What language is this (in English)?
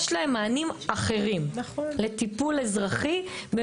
Hebrew